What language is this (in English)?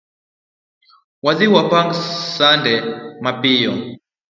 Luo (Kenya and Tanzania)